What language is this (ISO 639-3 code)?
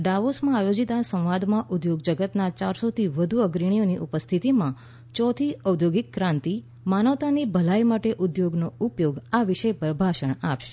guj